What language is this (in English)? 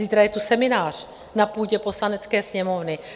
Czech